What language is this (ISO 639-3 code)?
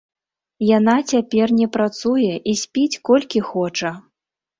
bel